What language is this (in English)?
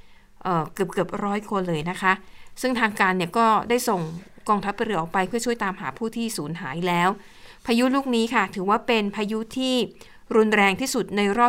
Thai